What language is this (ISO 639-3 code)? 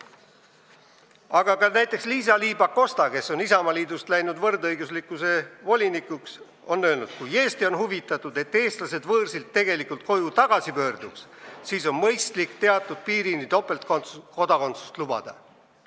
est